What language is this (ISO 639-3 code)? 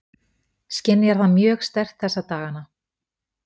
isl